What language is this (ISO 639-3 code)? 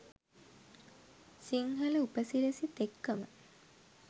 sin